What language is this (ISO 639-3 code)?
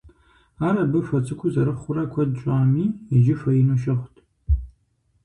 kbd